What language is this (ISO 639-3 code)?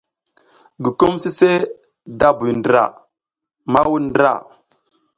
giz